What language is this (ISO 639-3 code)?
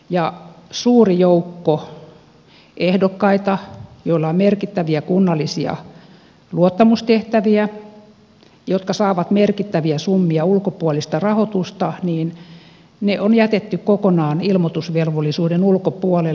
fin